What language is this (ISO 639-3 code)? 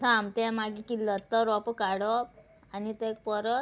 kok